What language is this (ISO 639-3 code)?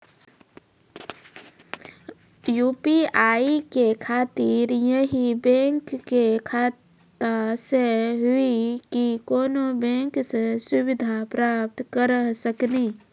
mai